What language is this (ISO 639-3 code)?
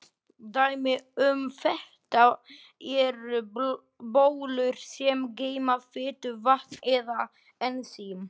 isl